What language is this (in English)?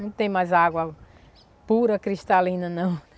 Portuguese